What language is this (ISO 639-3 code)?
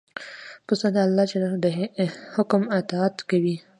pus